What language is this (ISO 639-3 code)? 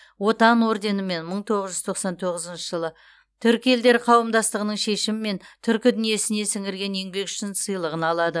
kaz